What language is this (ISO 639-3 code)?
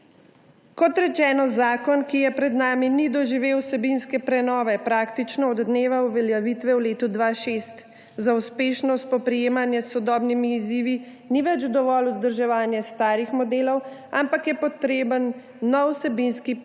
slv